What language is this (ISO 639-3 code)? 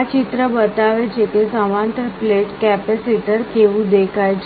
guj